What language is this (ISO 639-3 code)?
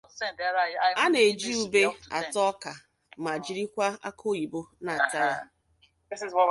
ibo